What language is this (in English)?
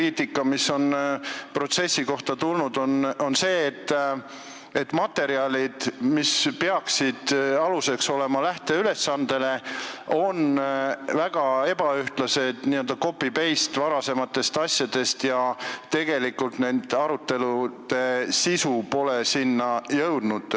Estonian